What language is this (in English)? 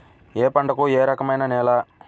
Telugu